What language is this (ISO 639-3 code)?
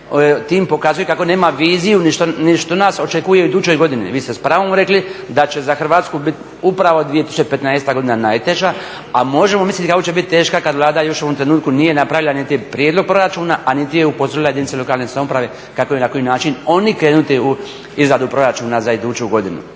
hrv